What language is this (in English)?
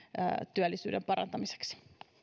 Finnish